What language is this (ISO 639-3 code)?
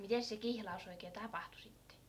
fin